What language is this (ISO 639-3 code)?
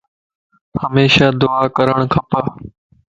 lss